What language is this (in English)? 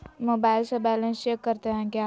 Magahi